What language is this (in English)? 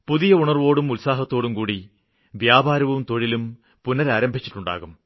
Malayalam